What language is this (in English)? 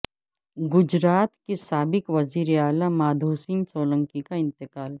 Urdu